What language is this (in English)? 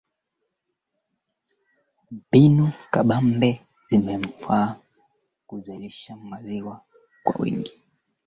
Swahili